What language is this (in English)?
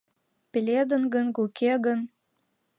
Mari